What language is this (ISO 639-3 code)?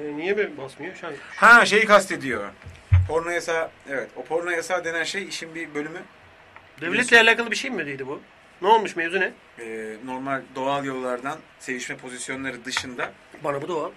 tur